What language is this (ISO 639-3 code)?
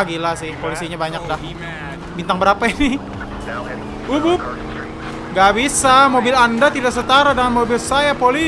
ind